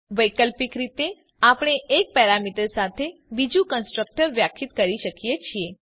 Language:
Gujarati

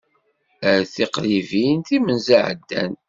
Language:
Kabyle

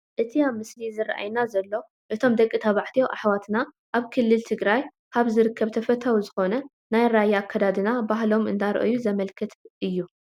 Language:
Tigrinya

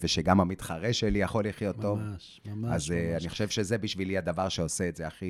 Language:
Hebrew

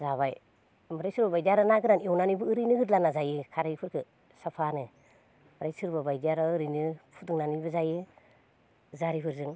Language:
Bodo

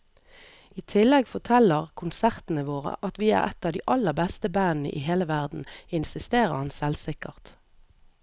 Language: Norwegian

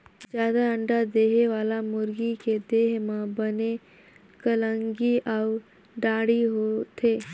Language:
Chhattisgarhi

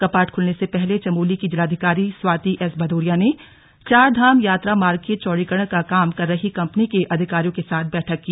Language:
Hindi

